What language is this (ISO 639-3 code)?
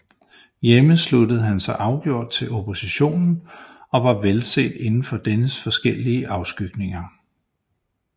dan